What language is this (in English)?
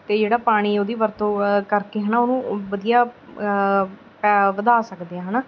Punjabi